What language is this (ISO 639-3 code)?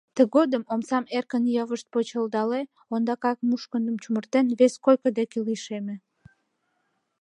chm